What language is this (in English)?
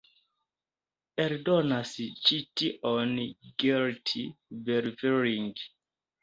Esperanto